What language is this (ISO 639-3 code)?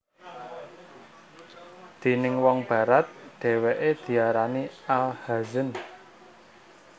jav